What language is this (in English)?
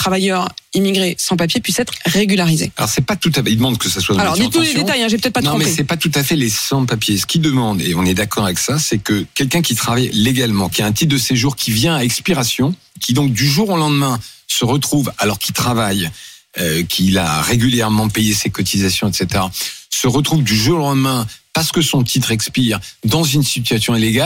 French